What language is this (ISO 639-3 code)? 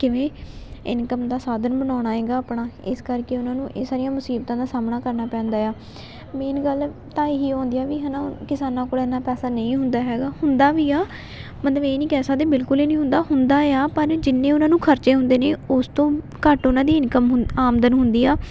pan